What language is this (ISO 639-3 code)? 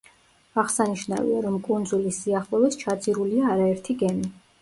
kat